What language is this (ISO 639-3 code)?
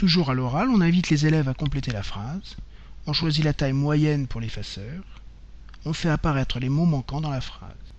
fra